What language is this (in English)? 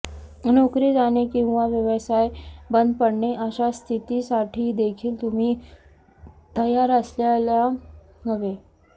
Marathi